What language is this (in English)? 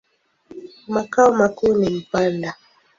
Swahili